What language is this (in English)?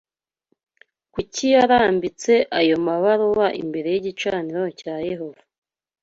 Kinyarwanda